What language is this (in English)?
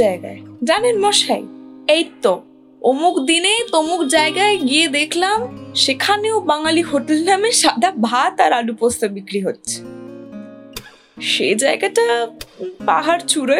Bangla